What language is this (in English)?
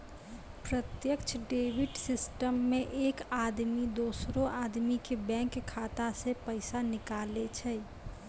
Maithili